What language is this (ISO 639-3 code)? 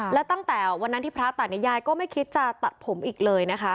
tha